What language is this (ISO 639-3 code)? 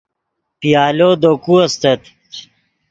ydg